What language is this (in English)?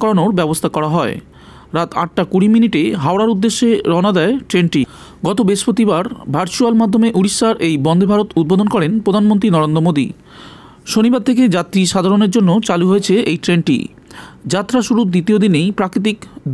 Turkish